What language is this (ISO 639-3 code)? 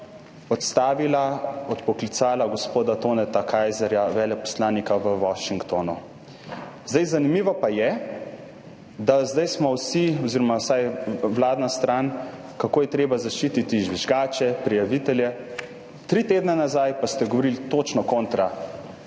slv